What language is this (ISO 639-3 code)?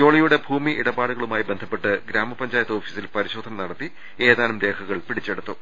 mal